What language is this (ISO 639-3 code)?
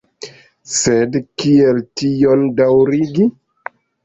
epo